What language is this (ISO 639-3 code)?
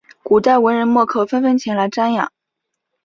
zho